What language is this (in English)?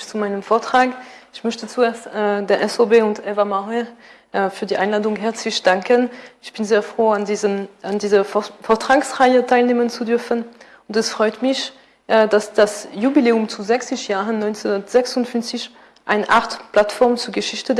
German